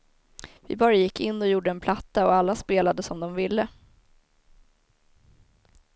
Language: Swedish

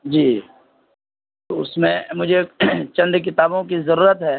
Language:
Urdu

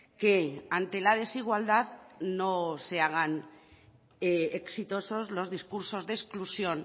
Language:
Spanish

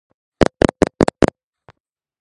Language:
Georgian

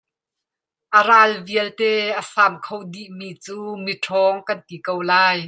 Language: Hakha Chin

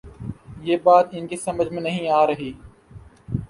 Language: Urdu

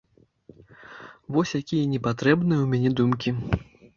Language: Belarusian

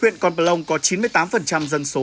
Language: Vietnamese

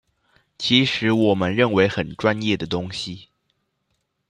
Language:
Chinese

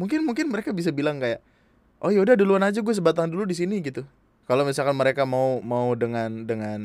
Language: Indonesian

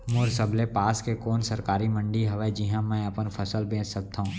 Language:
Chhattisgarhi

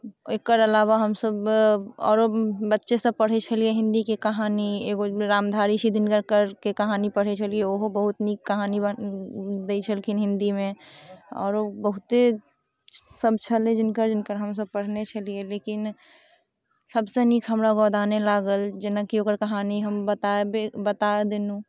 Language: Maithili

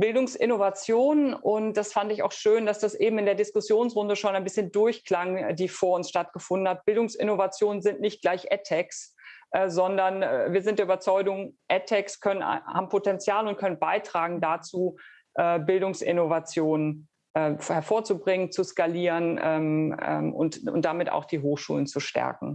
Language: German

